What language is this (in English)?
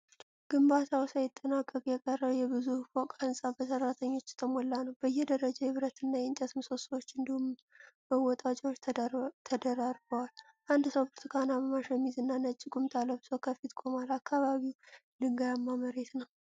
Amharic